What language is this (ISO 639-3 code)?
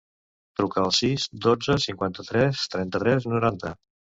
cat